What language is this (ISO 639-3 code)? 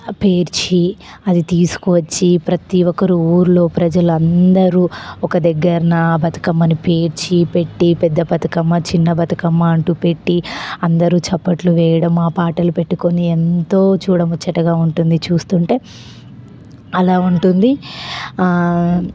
tel